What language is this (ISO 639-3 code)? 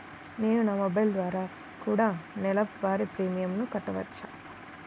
tel